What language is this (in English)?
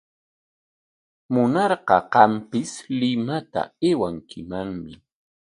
Corongo Ancash Quechua